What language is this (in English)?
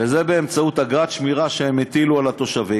Hebrew